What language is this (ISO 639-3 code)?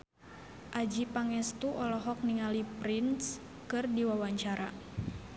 sun